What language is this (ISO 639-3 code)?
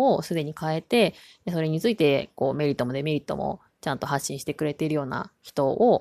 jpn